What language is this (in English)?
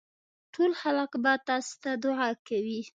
Pashto